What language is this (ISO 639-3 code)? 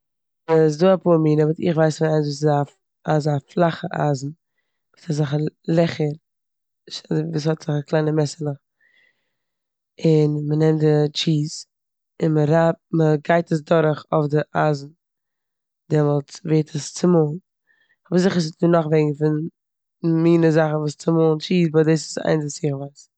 yid